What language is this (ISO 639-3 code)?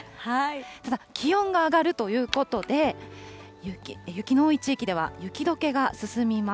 jpn